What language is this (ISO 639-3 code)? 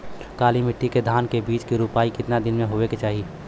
bho